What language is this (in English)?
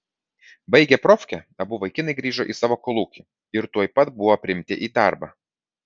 Lithuanian